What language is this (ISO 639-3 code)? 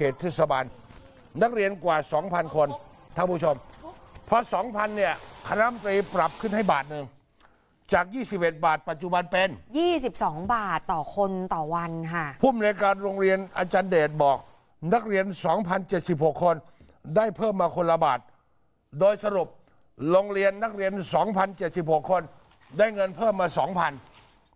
tha